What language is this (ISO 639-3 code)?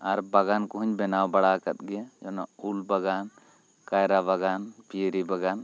sat